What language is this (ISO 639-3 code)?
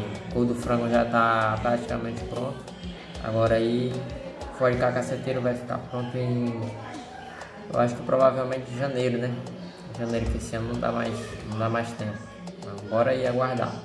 por